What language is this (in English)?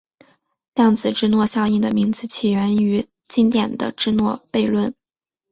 Chinese